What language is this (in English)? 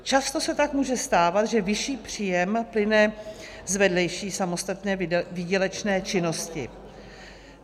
Czech